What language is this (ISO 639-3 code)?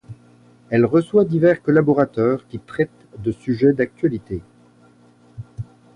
fra